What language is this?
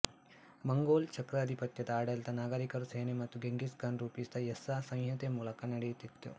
Kannada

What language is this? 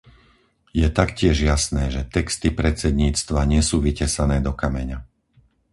Slovak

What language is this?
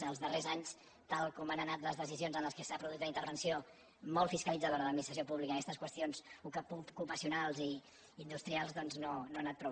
Catalan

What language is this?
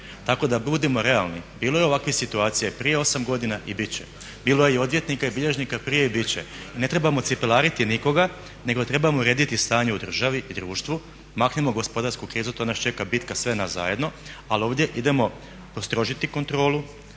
Croatian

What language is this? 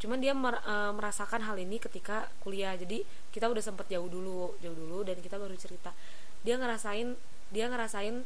Indonesian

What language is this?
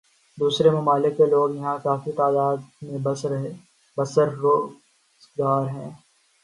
Urdu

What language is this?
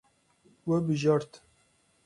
Kurdish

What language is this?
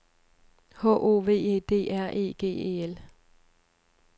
Danish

